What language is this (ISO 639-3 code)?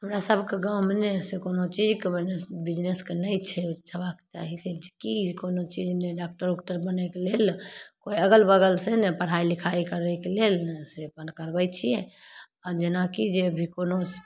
mai